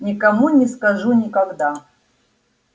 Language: Russian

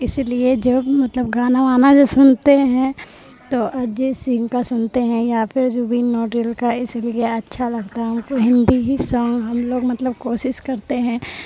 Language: Urdu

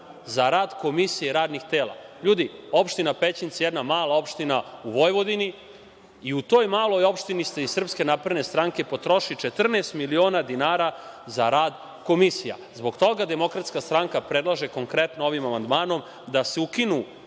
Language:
Serbian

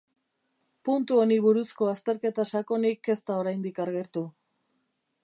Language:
Basque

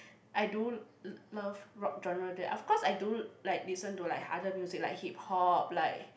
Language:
English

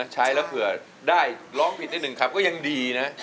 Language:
Thai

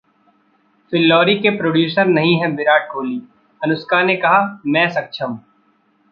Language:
Hindi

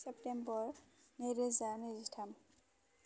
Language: Bodo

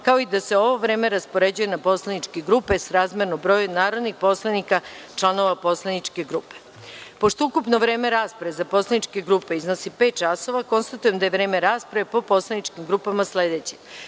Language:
Serbian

